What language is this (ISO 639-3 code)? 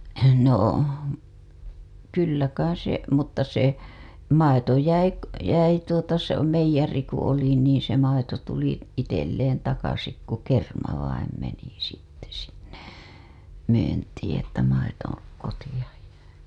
fin